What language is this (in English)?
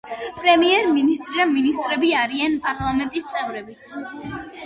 Georgian